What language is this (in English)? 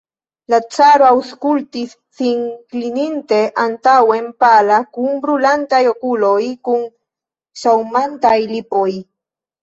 Esperanto